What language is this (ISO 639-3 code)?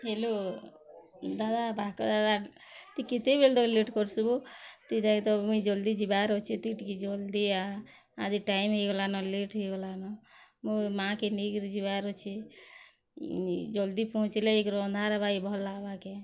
ori